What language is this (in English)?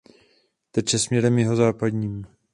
Czech